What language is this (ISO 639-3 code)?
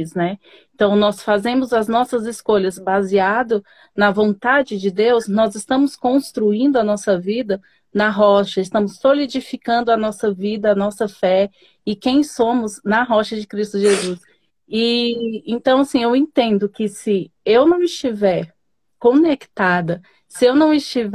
por